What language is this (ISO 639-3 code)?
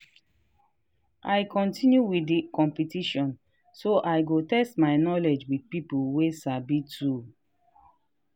pcm